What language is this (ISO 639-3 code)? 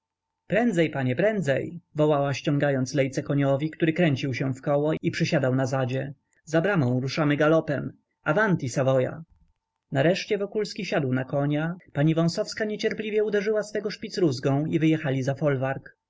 pol